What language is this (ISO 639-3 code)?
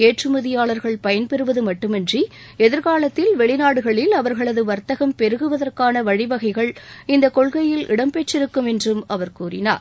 tam